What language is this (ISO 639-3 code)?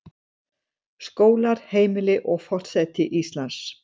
isl